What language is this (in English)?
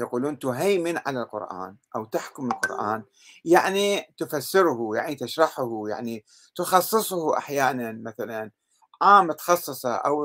Arabic